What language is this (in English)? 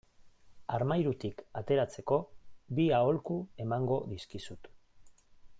Basque